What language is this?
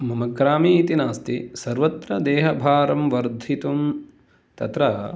Sanskrit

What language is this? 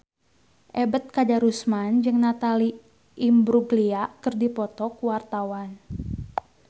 Sundanese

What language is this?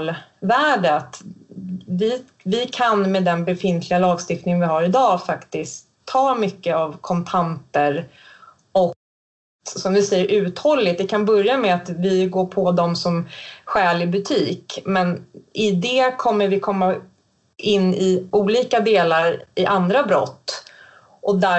Swedish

